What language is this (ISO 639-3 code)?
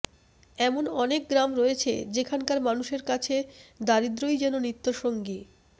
ben